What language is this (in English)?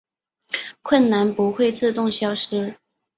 Chinese